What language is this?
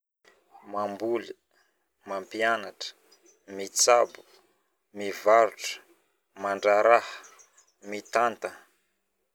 Northern Betsimisaraka Malagasy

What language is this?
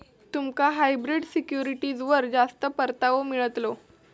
Marathi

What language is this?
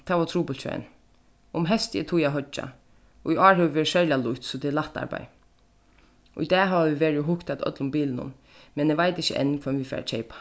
Faroese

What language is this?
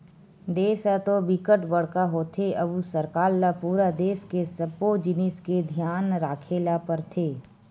Chhattisgarhi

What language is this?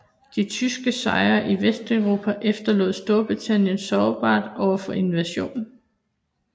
Danish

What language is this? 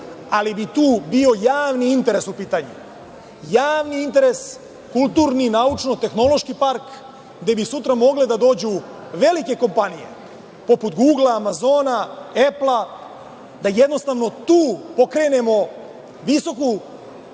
Serbian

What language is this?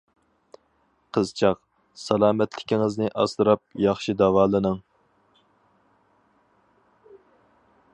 Uyghur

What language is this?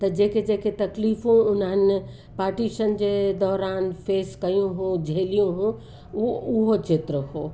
Sindhi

